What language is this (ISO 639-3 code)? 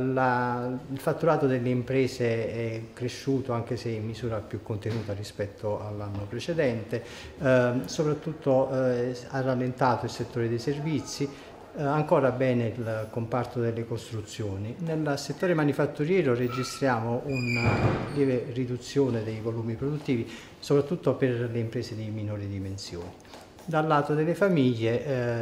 ita